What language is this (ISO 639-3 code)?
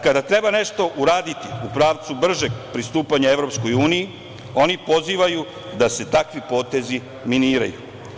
srp